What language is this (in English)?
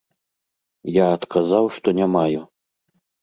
Belarusian